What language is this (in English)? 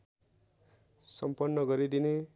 Nepali